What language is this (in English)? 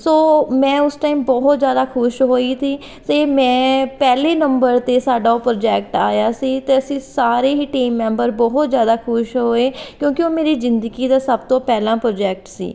Punjabi